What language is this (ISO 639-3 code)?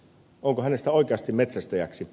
fin